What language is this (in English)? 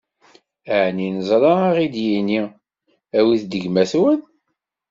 Kabyle